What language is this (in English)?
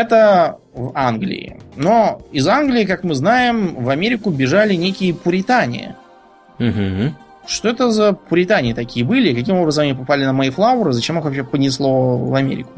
Russian